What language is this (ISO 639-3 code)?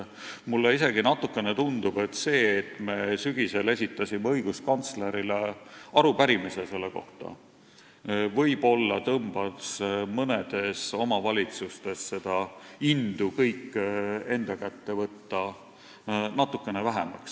est